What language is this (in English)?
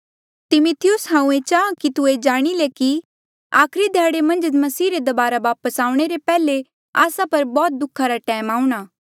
Mandeali